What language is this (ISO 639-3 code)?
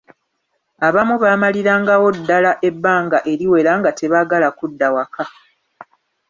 lug